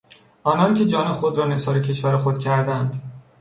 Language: Persian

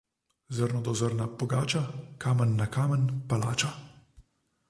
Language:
Slovenian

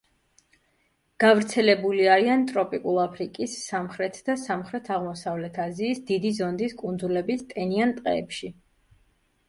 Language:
Georgian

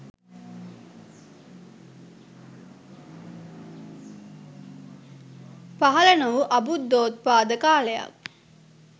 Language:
Sinhala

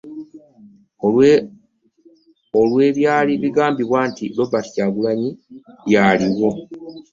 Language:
Ganda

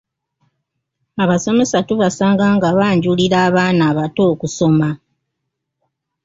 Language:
Ganda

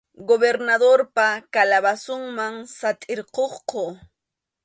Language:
Arequipa-La Unión Quechua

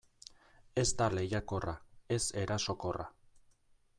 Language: Basque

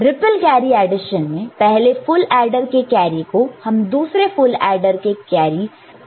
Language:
Hindi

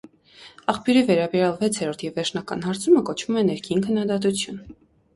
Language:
Armenian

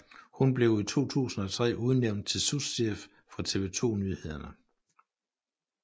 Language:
Danish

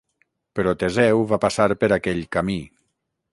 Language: Catalan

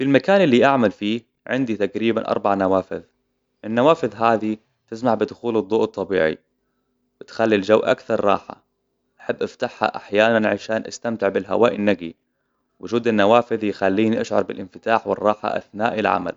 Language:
Hijazi Arabic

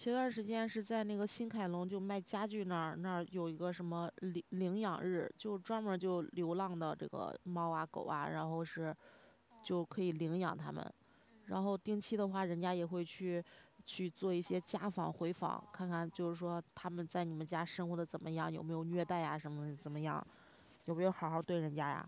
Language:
Chinese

